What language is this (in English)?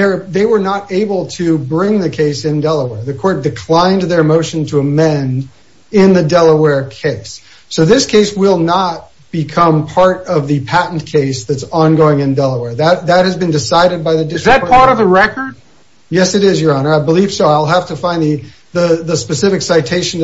English